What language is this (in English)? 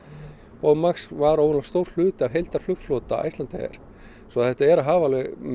Icelandic